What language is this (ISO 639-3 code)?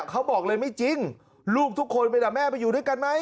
tha